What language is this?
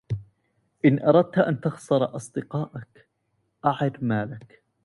Arabic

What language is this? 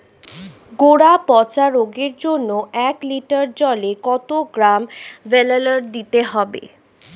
Bangla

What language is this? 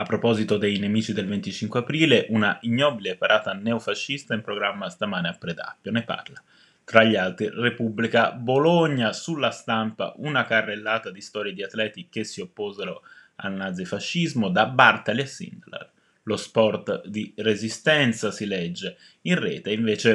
Italian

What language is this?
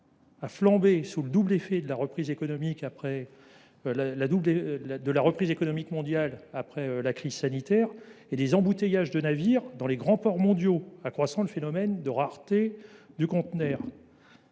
French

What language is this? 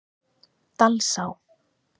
Icelandic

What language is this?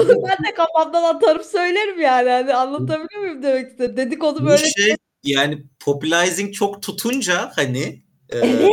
Turkish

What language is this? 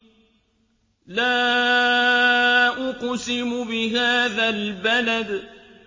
Arabic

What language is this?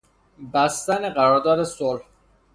Persian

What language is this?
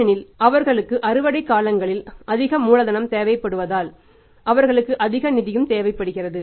Tamil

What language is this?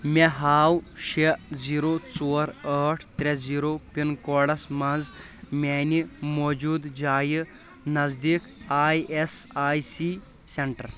Kashmiri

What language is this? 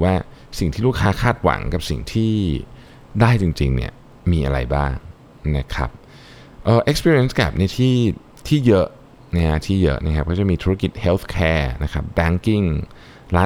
Thai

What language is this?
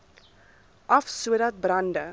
Afrikaans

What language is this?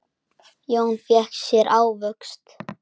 Icelandic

